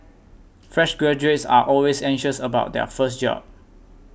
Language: English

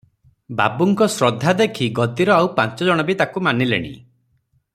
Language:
Odia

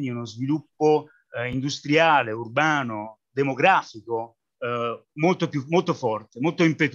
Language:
Italian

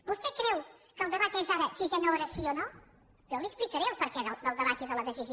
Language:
Catalan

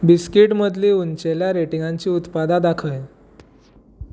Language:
Konkani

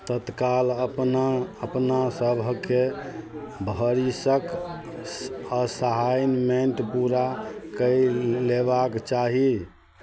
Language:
Maithili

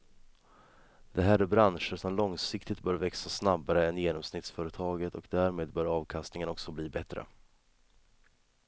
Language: Swedish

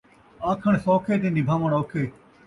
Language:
Saraiki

